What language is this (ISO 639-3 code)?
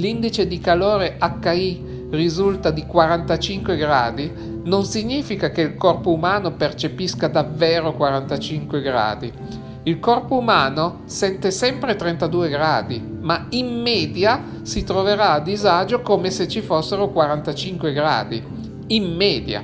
ita